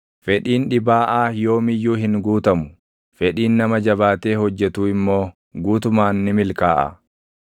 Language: Oromo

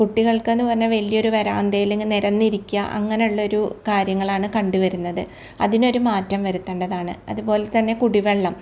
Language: Malayalam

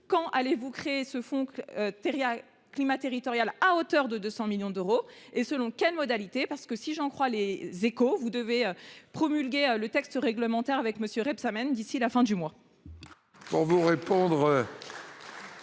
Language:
French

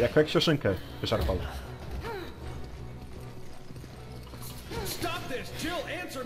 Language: Polish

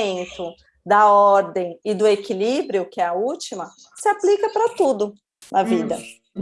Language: Portuguese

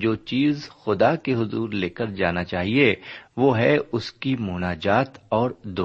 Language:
Urdu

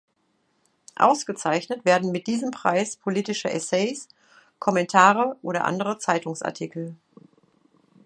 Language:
German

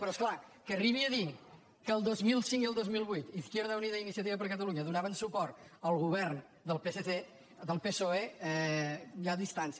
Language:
Catalan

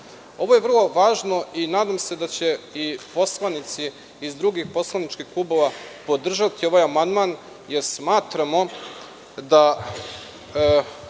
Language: Serbian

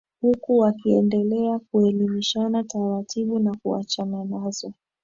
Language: Swahili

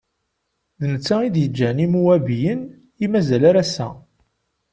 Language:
Kabyle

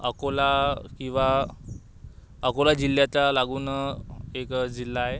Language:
Marathi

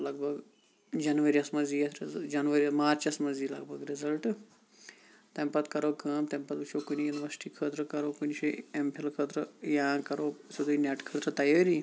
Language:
Kashmiri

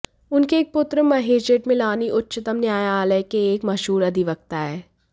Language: Hindi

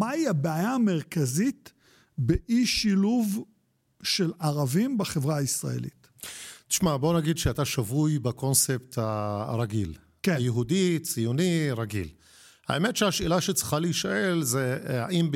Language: Hebrew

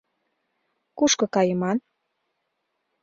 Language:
Mari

